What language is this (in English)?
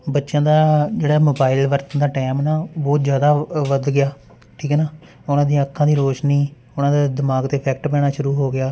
Punjabi